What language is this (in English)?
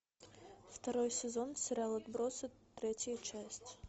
Russian